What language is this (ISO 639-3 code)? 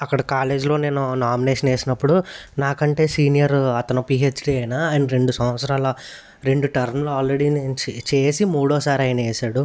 tel